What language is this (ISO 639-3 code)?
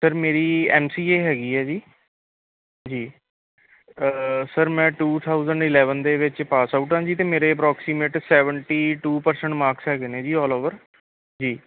pan